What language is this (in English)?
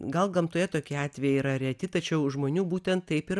Lithuanian